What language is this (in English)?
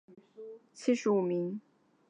Chinese